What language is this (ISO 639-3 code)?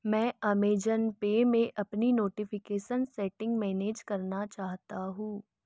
hin